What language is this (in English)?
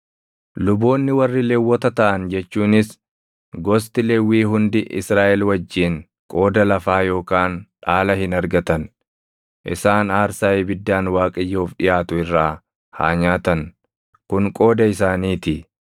Oromo